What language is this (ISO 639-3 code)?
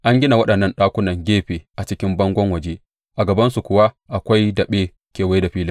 hau